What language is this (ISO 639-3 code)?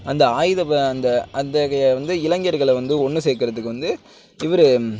tam